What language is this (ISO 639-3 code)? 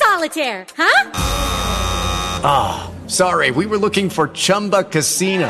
eng